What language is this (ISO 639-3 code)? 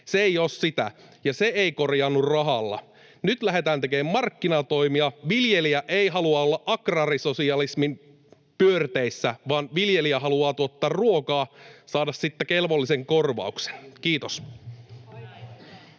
fin